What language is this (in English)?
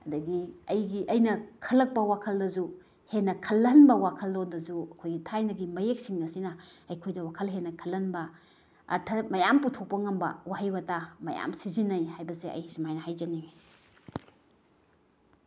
Manipuri